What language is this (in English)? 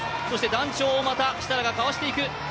Japanese